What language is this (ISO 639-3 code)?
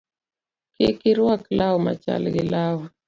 luo